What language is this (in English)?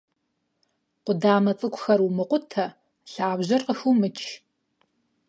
Kabardian